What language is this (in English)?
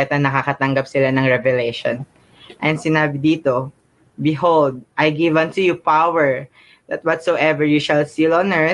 Filipino